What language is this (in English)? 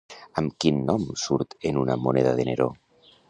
Catalan